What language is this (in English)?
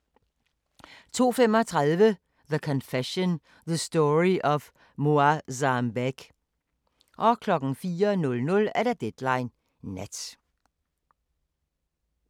Danish